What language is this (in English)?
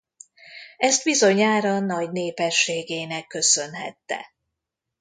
Hungarian